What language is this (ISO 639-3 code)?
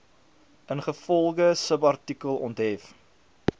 afr